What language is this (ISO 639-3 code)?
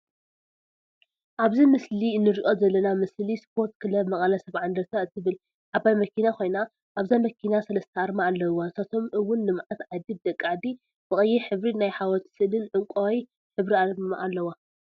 tir